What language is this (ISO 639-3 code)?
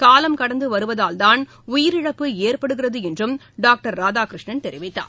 tam